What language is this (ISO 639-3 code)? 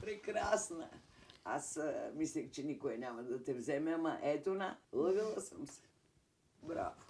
bul